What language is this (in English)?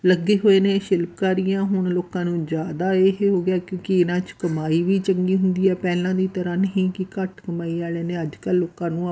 Punjabi